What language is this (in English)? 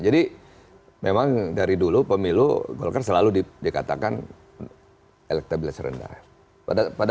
Indonesian